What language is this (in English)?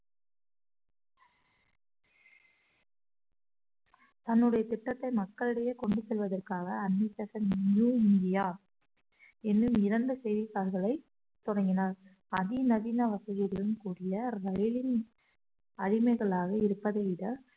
Tamil